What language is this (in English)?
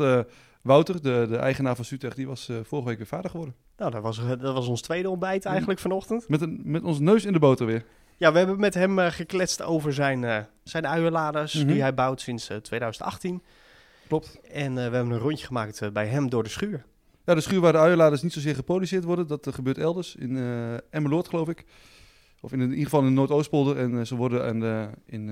Dutch